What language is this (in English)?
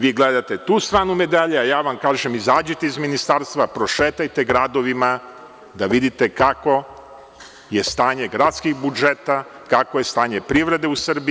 Serbian